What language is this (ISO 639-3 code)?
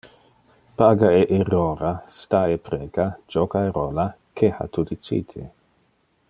ina